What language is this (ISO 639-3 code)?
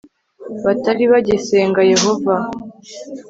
kin